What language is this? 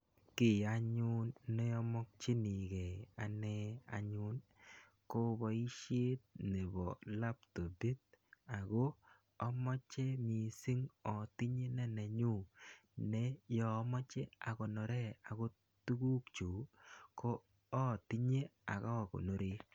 Kalenjin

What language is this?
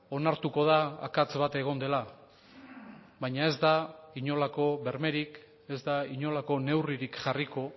Basque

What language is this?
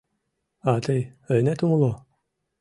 Mari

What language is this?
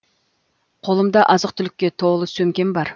Kazakh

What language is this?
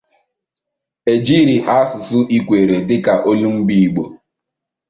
Igbo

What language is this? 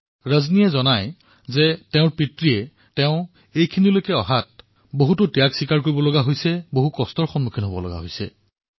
Assamese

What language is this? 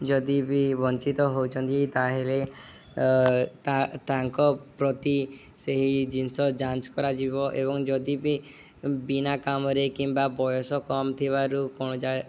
Odia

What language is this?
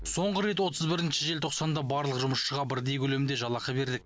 Kazakh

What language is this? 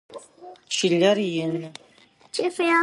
Adyghe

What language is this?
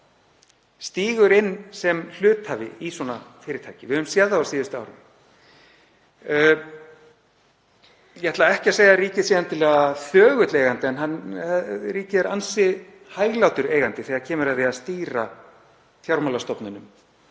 Icelandic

